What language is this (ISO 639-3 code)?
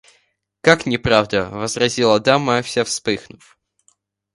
rus